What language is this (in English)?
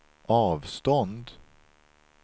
Swedish